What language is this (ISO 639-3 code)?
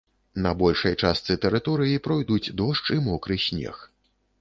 bel